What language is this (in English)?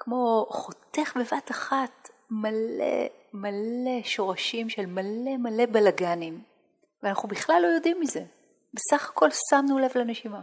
Hebrew